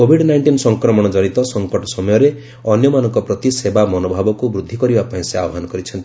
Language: Odia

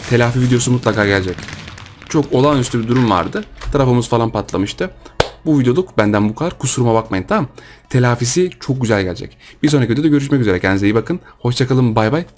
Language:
Turkish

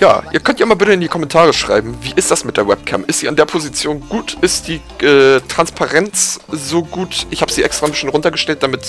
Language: German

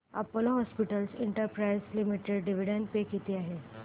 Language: Marathi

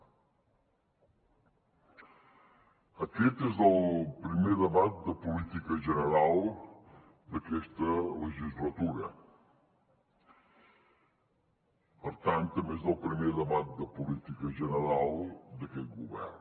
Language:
Catalan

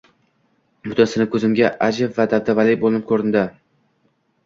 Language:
Uzbek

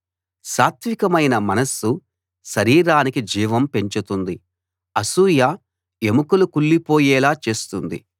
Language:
Telugu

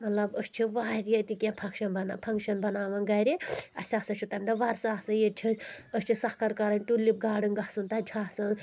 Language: Kashmiri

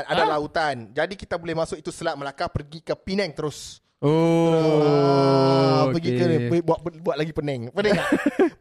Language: Malay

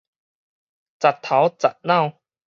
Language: Min Nan Chinese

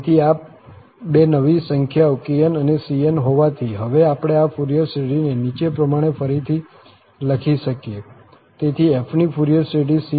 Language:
Gujarati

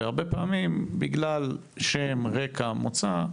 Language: Hebrew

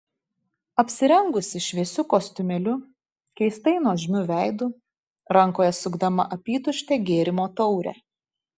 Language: Lithuanian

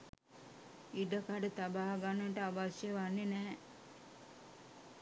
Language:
Sinhala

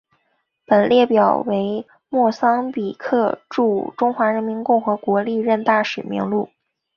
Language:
Chinese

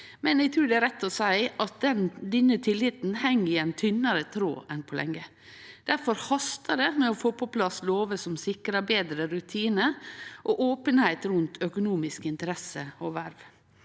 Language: Norwegian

